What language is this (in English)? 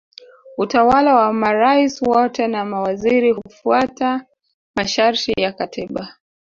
Swahili